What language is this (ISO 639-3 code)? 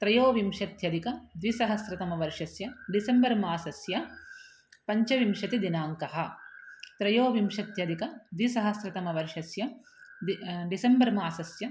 san